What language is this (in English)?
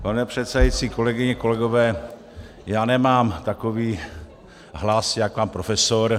Czech